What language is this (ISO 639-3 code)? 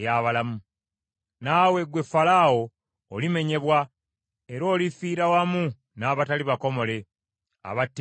lug